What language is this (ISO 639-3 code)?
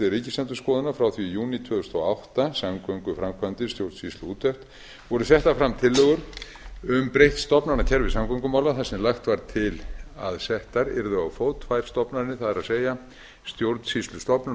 isl